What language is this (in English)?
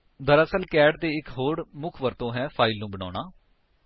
Punjabi